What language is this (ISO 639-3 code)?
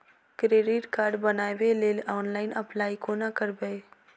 mai